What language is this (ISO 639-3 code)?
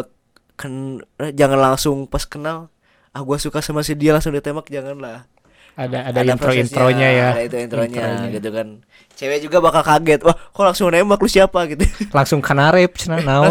ind